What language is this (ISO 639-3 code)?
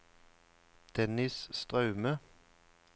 nor